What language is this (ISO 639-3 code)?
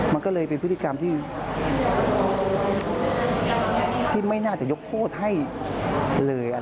tha